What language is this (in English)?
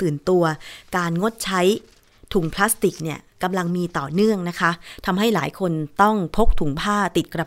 Thai